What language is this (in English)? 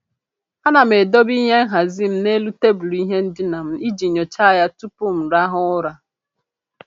Igbo